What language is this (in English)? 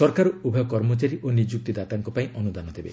Odia